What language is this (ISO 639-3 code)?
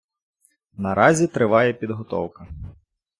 ukr